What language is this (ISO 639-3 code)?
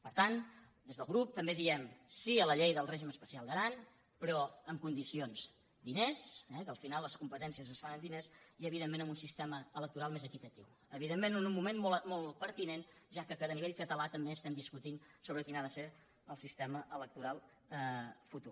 cat